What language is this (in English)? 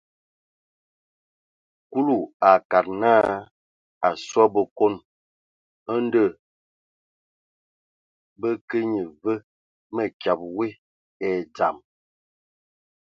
Ewondo